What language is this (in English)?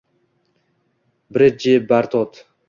Uzbek